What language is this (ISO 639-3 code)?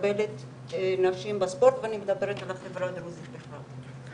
heb